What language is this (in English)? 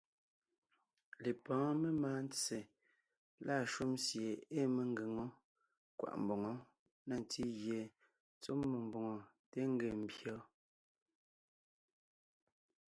Ngiemboon